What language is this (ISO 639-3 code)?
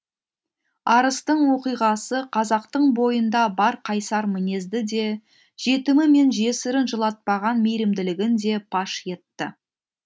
kaz